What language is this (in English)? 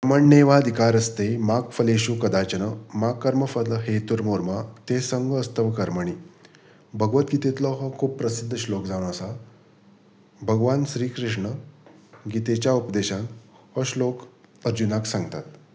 Konkani